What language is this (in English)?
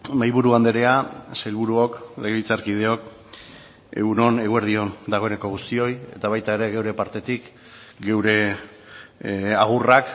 Basque